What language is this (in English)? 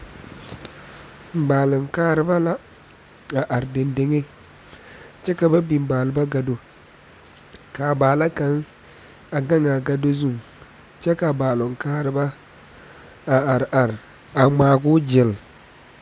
Southern Dagaare